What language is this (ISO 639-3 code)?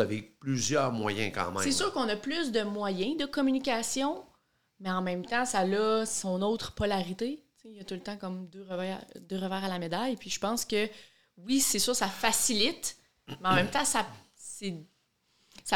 fra